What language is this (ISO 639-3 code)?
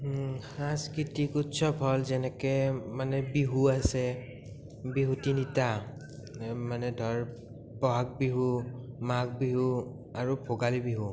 asm